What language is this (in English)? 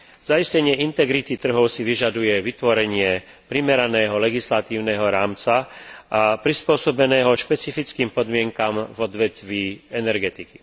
Slovak